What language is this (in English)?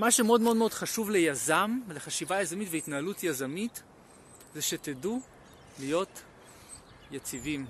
Hebrew